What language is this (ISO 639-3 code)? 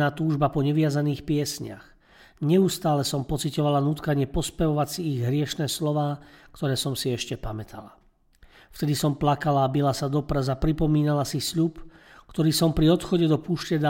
slk